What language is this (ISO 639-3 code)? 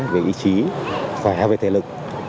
vie